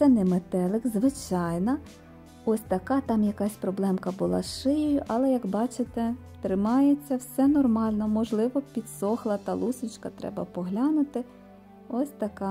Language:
Ukrainian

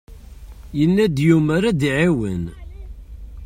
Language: Kabyle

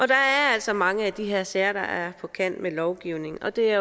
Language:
Danish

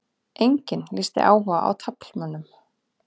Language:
Icelandic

